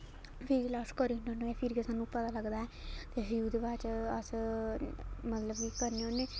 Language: Dogri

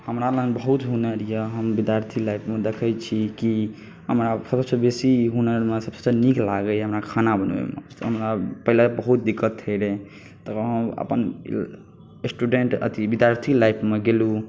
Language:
Maithili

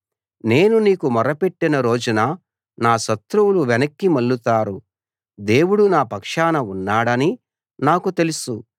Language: Telugu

